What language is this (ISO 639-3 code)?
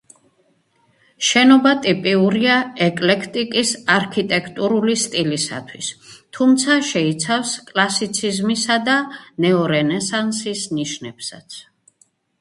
kat